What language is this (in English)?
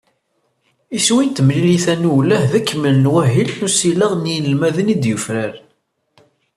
Kabyle